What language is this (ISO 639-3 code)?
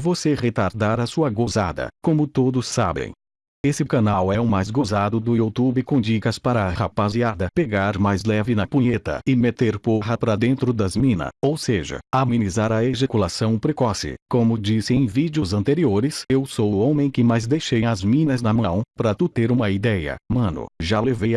por